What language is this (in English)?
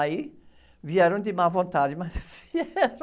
Portuguese